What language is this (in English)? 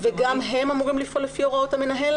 Hebrew